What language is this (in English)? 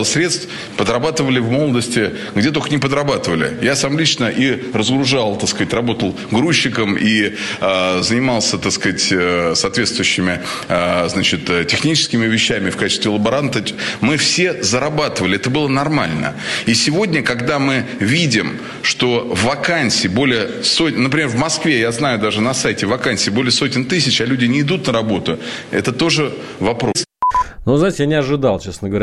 Russian